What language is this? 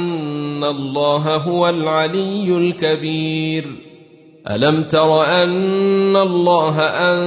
Arabic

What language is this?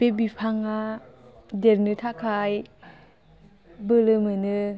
Bodo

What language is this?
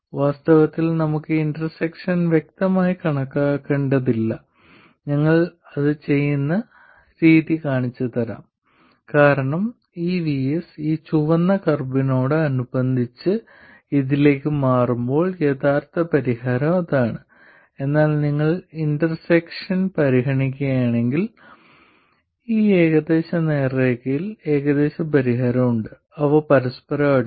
Malayalam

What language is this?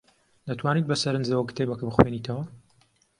Central Kurdish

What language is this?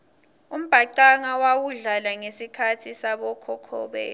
Swati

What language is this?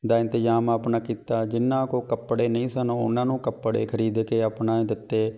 Punjabi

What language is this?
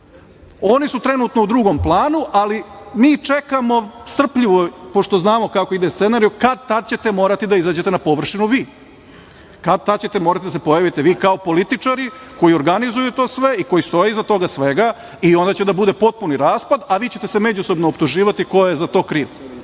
Serbian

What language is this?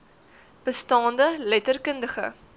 Afrikaans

